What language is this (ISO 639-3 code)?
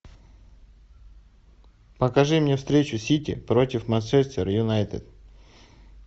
rus